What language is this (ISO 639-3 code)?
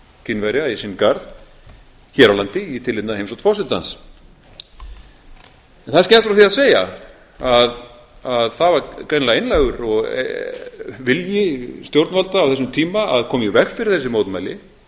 isl